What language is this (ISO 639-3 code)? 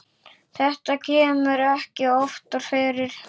isl